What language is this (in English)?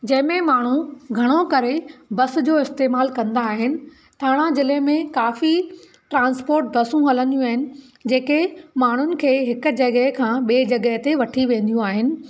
Sindhi